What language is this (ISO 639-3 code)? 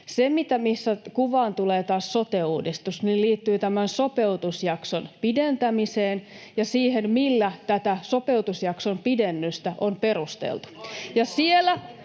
fin